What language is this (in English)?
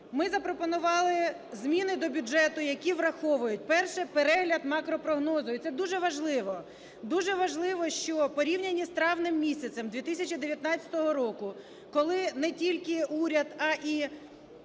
Ukrainian